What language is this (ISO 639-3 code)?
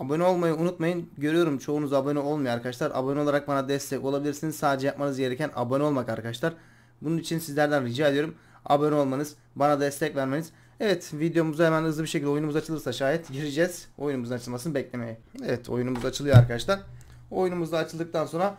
tur